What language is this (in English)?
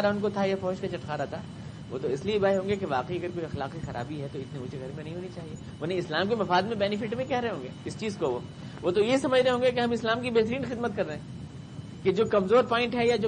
Urdu